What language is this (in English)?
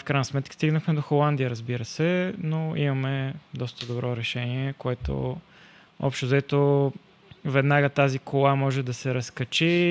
Bulgarian